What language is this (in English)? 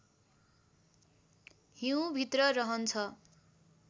Nepali